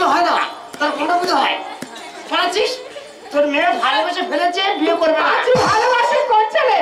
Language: Hindi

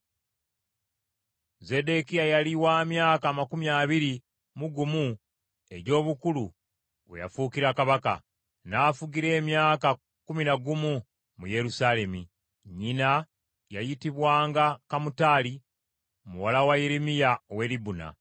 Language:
Ganda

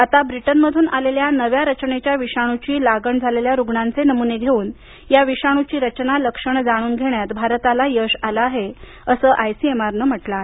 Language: Marathi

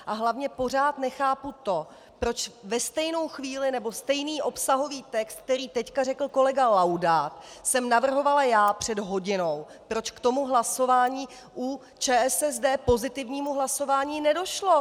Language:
Czech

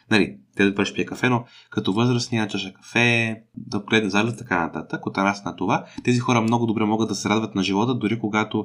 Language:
Bulgarian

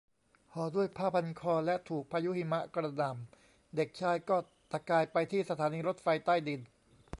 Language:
Thai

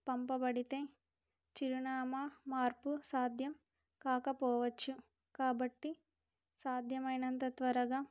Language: Telugu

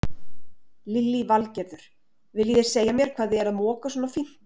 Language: Icelandic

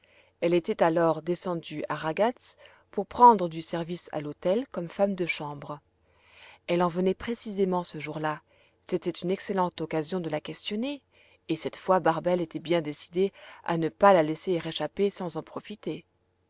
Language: French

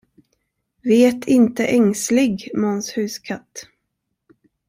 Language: Swedish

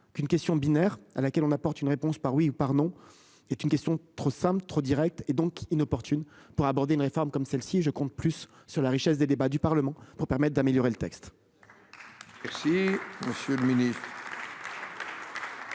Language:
French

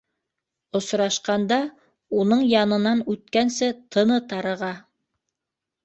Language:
Bashkir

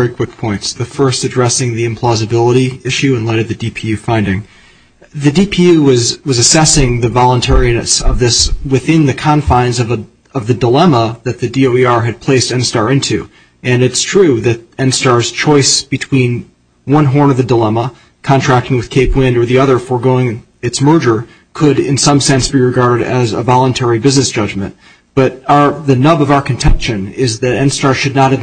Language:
English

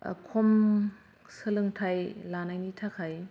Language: Bodo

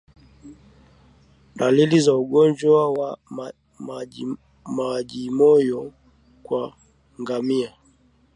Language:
Swahili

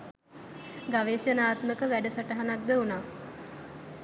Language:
Sinhala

